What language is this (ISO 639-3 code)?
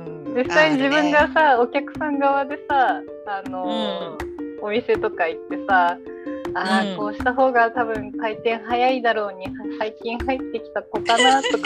jpn